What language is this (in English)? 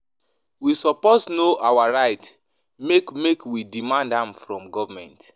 Nigerian Pidgin